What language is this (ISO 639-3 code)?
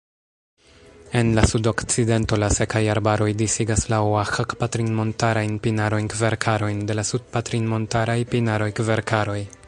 epo